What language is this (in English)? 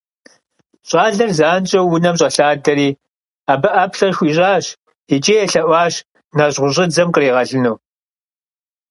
Kabardian